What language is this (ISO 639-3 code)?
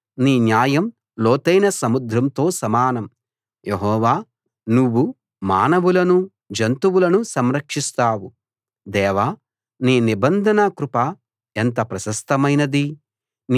tel